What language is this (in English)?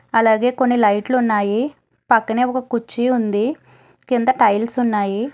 Telugu